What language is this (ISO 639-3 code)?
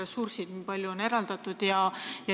est